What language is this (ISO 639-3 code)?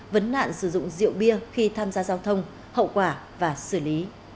vie